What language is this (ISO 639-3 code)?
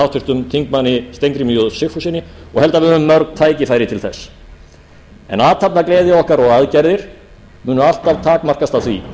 isl